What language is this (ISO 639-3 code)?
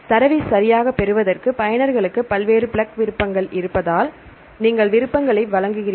tam